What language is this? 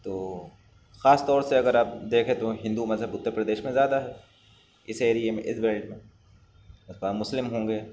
Urdu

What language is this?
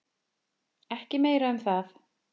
Icelandic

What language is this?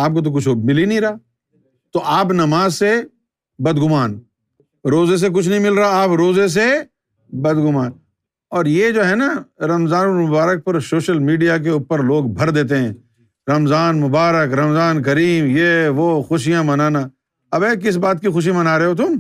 Urdu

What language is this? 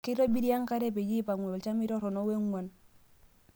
Masai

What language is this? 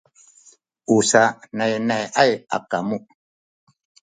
Sakizaya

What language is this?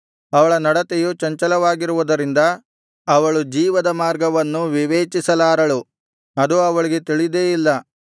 Kannada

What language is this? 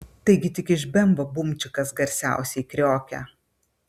Lithuanian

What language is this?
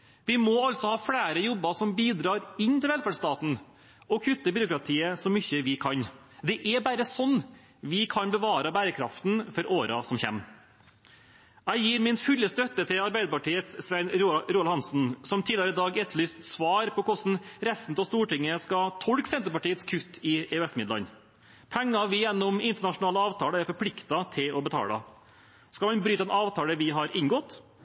Norwegian Bokmål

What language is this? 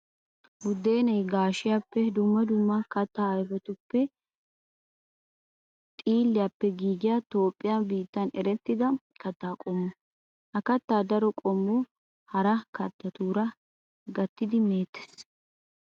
Wolaytta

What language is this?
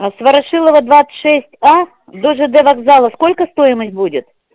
Russian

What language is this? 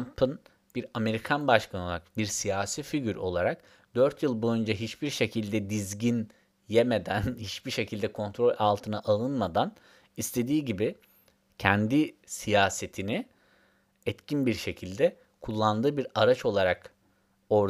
Turkish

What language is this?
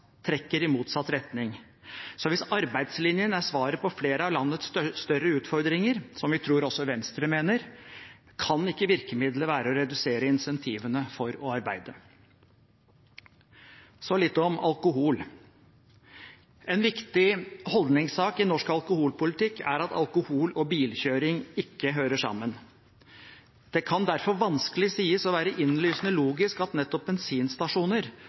Norwegian Bokmål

